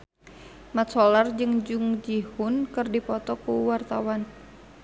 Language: Sundanese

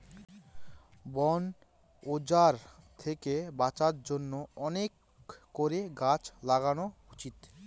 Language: Bangla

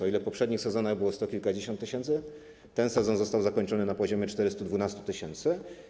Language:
Polish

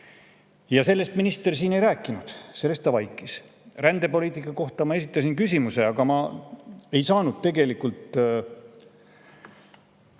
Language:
Estonian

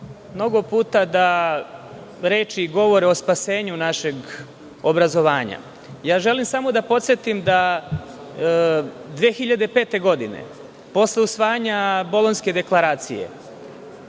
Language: Serbian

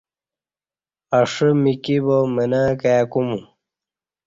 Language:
Kati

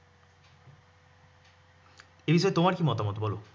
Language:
Bangla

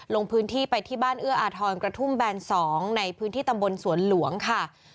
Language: Thai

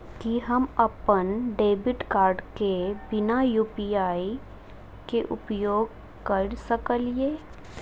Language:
Maithili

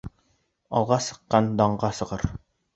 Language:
Bashkir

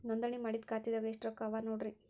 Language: Kannada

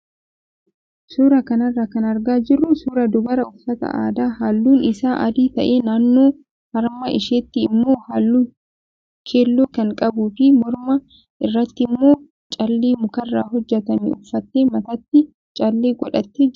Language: Oromo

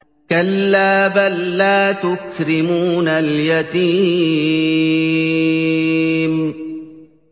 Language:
Arabic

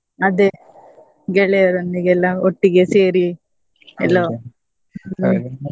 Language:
Kannada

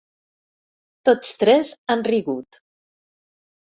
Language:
Catalan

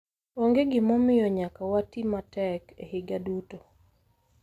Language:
Luo (Kenya and Tanzania)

